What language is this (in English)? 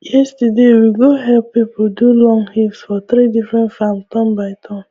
Nigerian Pidgin